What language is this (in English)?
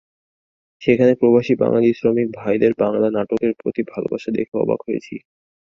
Bangla